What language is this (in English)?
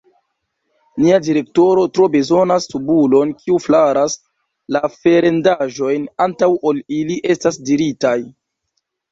Esperanto